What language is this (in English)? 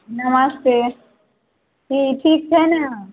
Maithili